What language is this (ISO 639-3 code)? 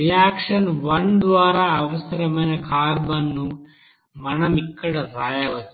tel